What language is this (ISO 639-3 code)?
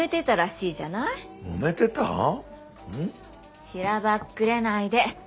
jpn